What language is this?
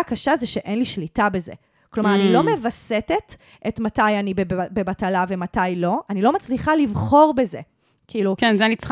Hebrew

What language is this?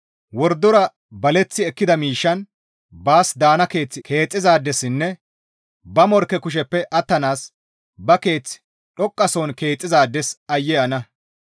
Gamo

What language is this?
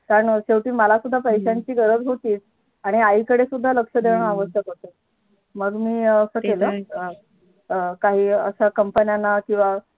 Marathi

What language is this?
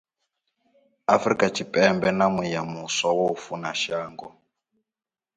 Venda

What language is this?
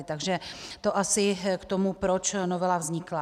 Czech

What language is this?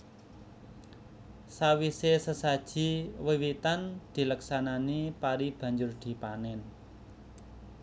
Javanese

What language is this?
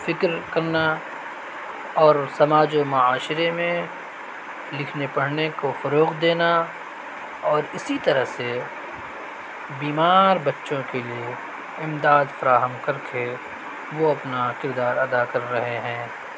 Urdu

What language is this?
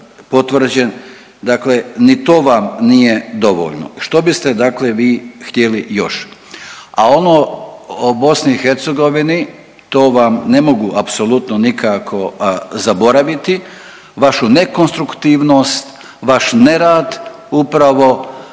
Croatian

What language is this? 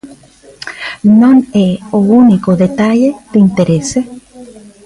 Galician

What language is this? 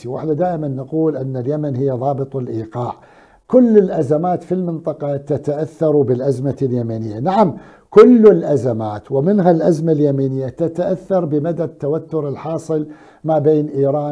Arabic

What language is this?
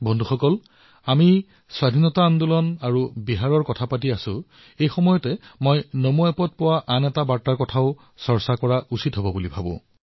Assamese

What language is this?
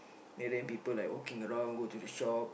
English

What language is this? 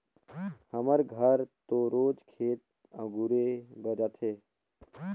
Chhattisgarhi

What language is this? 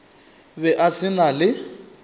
Northern Sotho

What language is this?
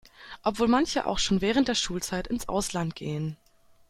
German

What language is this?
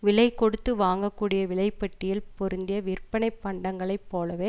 Tamil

